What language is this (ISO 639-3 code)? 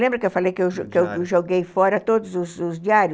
por